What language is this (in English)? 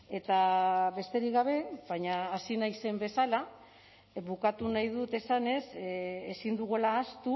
Basque